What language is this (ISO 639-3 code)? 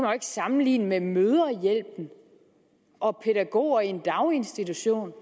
dan